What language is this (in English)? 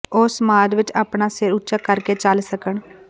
Punjabi